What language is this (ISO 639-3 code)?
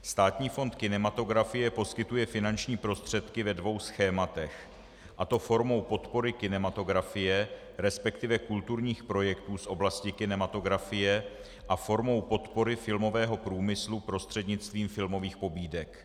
ces